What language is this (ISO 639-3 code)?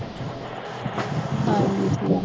pan